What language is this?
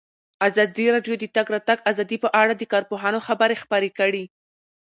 Pashto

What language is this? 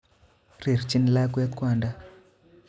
Kalenjin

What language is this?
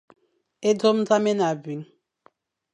Fang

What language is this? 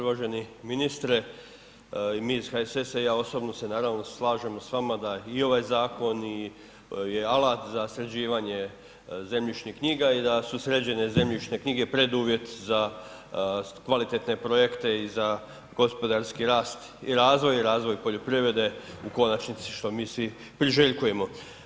Croatian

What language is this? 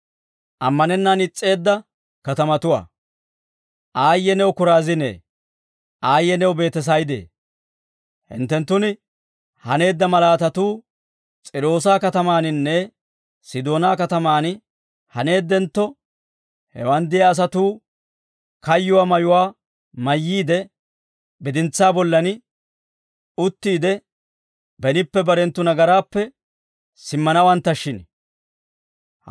Dawro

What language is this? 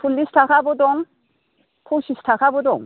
Bodo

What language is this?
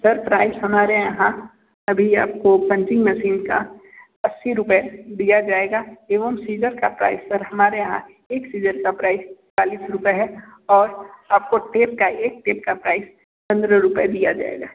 Hindi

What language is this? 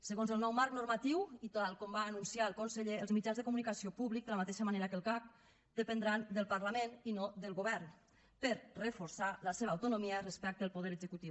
Catalan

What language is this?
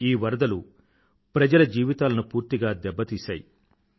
Telugu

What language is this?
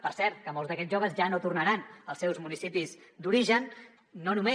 Catalan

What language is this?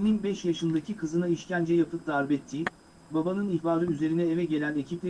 Turkish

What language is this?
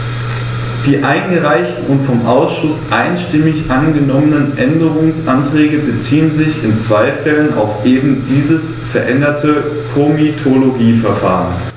German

